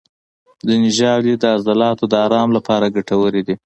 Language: Pashto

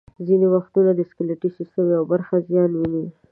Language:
Pashto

